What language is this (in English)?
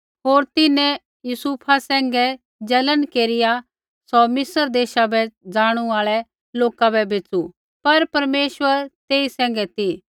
Kullu Pahari